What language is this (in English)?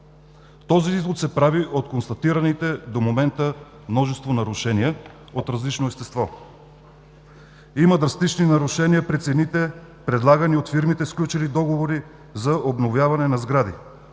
Bulgarian